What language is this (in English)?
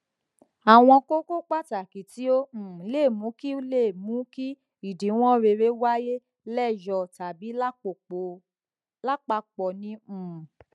Yoruba